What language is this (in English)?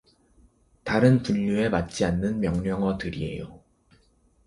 Korean